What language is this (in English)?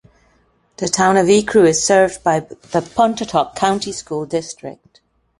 English